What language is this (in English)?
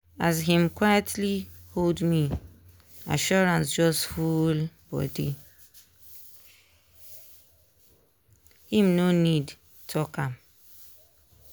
Nigerian Pidgin